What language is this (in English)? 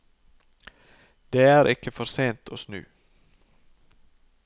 Norwegian